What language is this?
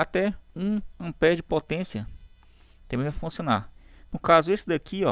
Portuguese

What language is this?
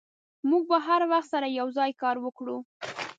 Pashto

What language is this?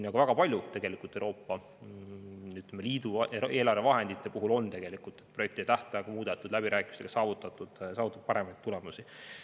Estonian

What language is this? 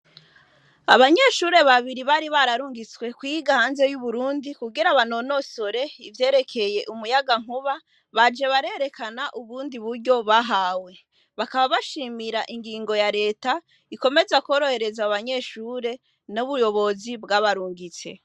Rundi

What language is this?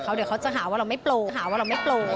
Thai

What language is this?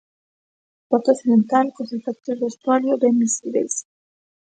Galician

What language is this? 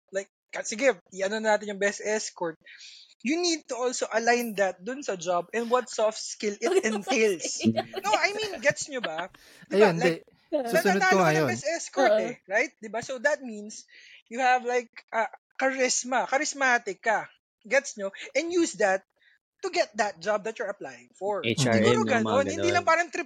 Filipino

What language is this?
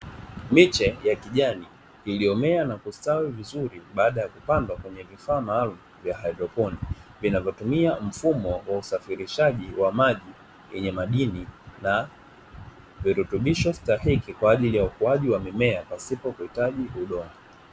Swahili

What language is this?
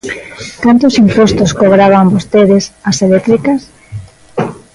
Galician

